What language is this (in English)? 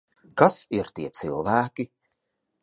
Latvian